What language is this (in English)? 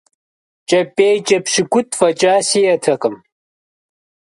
Kabardian